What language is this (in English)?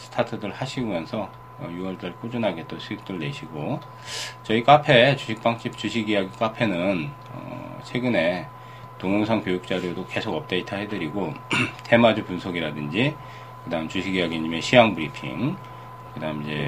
Korean